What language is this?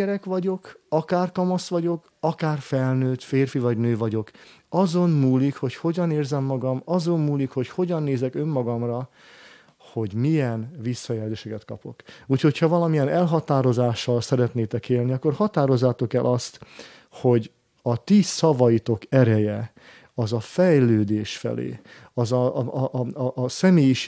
Hungarian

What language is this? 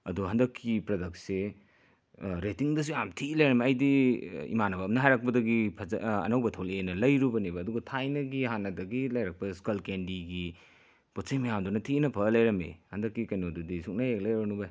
Manipuri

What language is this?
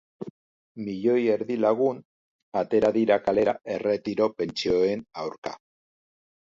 Basque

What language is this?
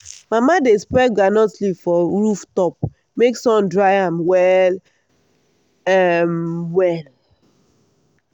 Nigerian Pidgin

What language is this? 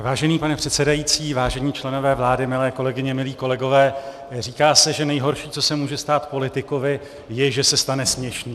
Czech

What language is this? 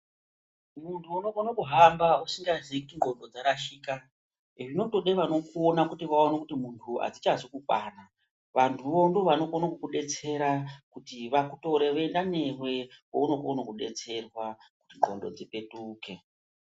Ndau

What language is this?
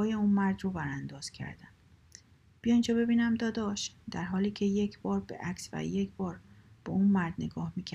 Persian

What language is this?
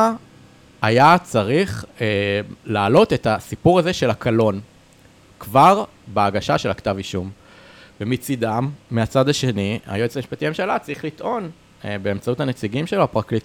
Hebrew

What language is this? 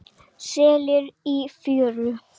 Icelandic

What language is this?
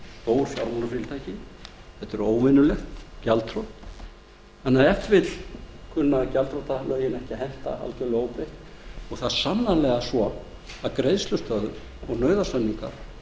Icelandic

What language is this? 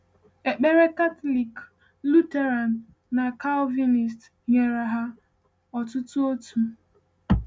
Igbo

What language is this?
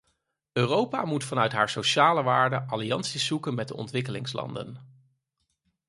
Dutch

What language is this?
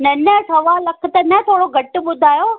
Sindhi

